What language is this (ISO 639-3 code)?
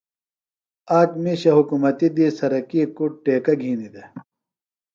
phl